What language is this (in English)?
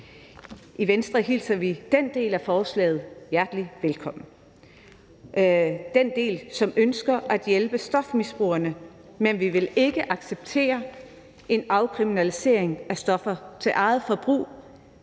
Danish